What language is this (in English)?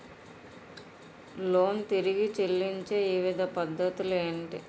Telugu